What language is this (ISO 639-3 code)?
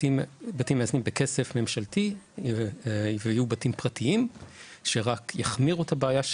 heb